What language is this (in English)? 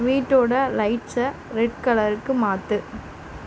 Tamil